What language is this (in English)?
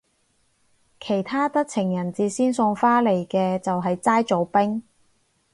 Cantonese